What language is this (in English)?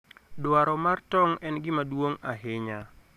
Luo (Kenya and Tanzania)